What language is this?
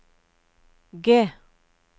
Norwegian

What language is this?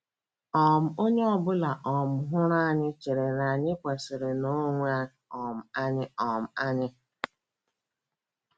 Igbo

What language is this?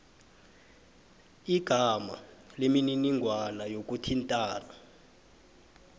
South Ndebele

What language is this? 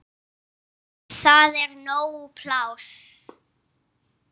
Icelandic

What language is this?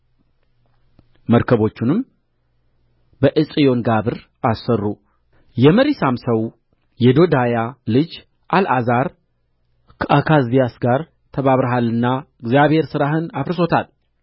Amharic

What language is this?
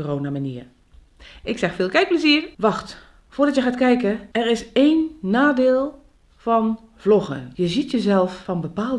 Dutch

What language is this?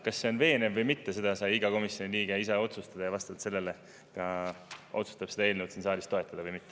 Estonian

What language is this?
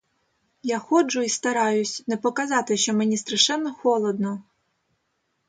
Ukrainian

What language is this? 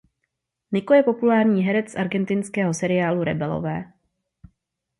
Czech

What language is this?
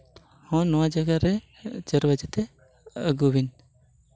Santali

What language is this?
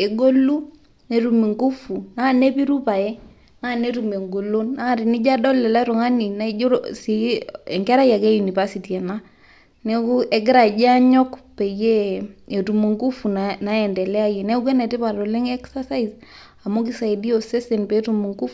Masai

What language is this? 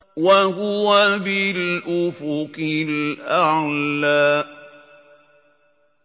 Arabic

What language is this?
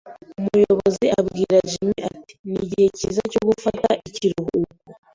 Kinyarwanda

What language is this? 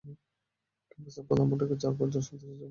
Bangla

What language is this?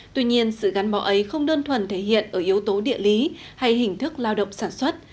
Vietnamese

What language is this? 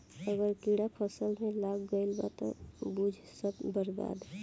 Bhojpuri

